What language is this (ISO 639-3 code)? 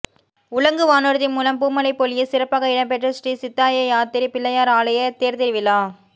tam